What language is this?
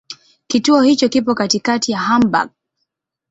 Swahili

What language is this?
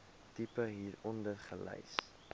Afrikaans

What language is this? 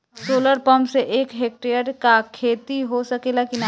Bhojpuri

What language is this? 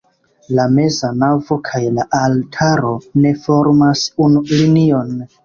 Esperanto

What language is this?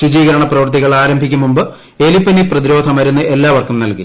Malayalam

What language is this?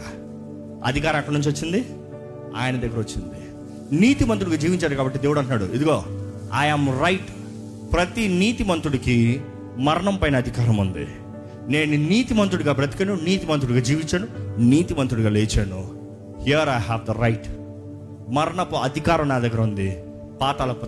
Telugu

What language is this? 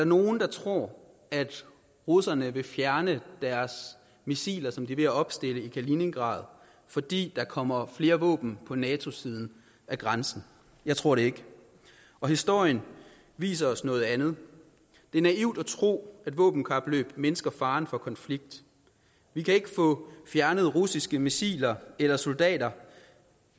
Danish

